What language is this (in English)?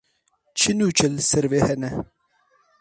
Kurdish